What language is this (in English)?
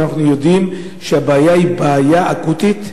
Hebrew